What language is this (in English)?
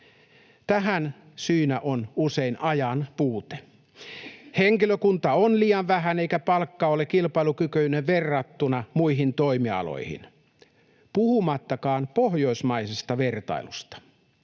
Finnish